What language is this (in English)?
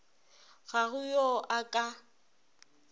Northern Sotho